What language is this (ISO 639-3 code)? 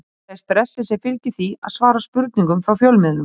isl